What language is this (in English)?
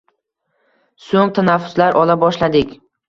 Uzbek